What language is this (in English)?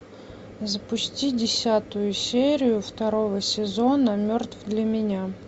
Russian